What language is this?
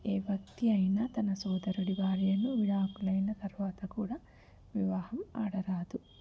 Telugu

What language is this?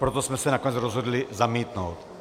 Czech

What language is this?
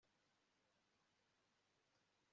Kinyarwanda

